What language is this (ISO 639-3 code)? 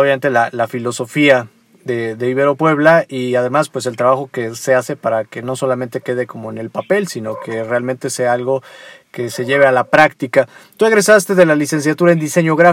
spa